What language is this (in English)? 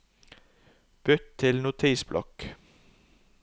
Norwegian